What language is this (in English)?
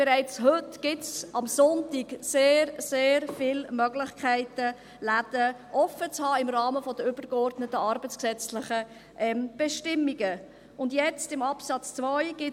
Swiss German